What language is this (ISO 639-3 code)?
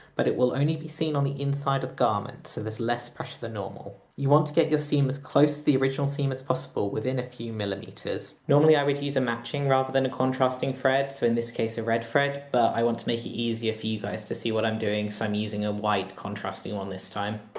eng